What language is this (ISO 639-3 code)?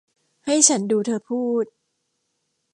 tha